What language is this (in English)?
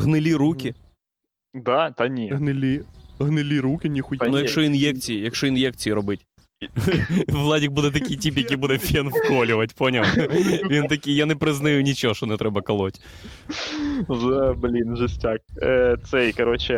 Ukrainian